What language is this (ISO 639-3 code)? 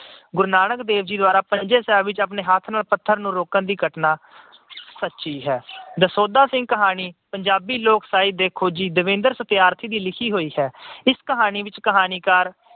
pan